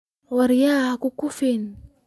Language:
Somali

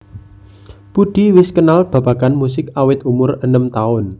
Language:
Javanese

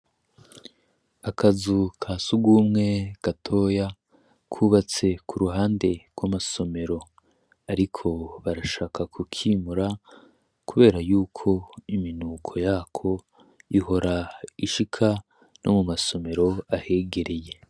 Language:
Rundi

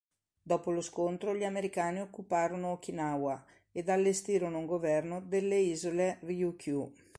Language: Italian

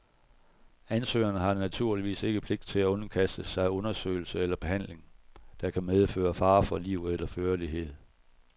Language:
Danish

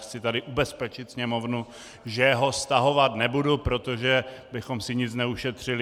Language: Czech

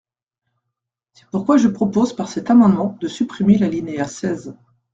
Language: French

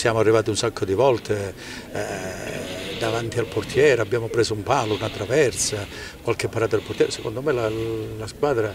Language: Italian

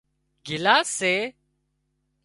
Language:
Wadiyara Koli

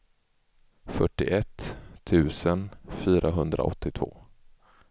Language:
Swedish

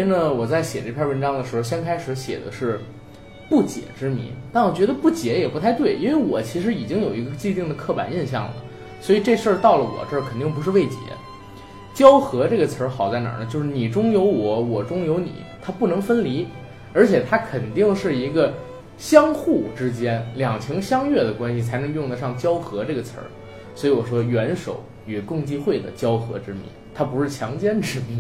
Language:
Chinese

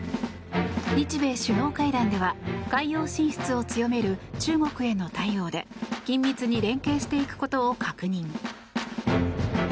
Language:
Japanese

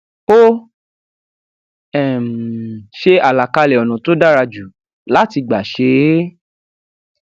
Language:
Yoruba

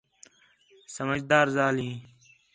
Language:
Khetrani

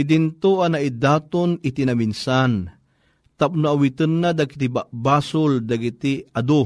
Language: Filipino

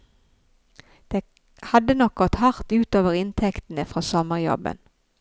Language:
Norwegian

